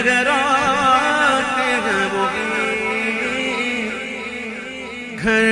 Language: Urdu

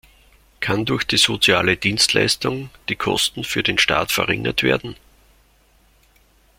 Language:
German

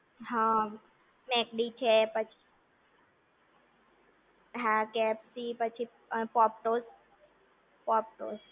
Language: Gujarati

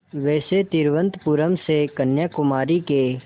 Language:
Hindi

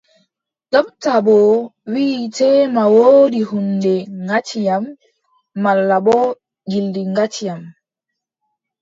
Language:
Adamawa Fulfulde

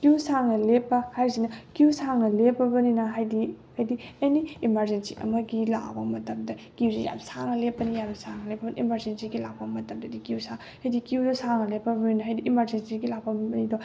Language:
Manipuri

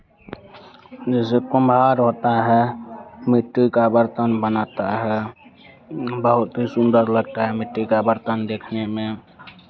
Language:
Hindi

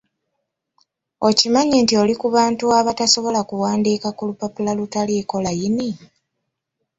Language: Ganda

